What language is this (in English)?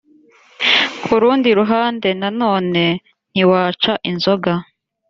Kinyarwanda